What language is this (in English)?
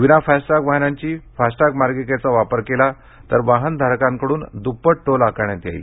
Marathi